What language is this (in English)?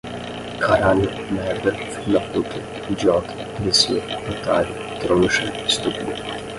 Portuguese